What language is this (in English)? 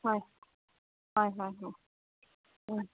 Manipuri